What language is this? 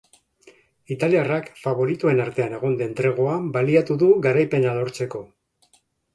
Basque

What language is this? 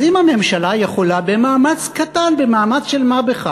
Hebrew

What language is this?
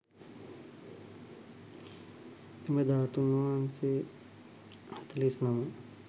Sinhala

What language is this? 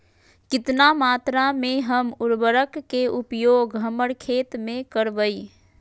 Magahi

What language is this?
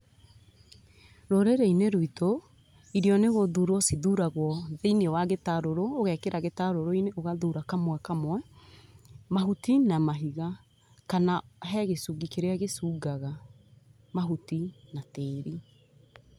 Kikuyu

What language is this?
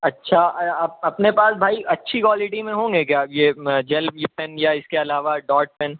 Urdu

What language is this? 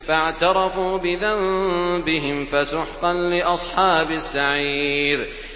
Arabic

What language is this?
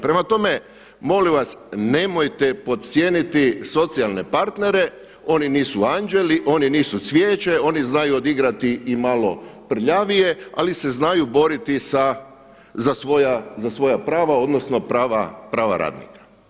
Croatian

